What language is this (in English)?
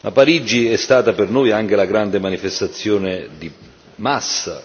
Italian